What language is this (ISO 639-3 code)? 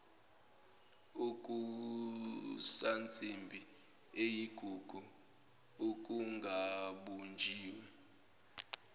zul